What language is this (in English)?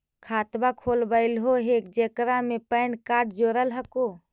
Magahi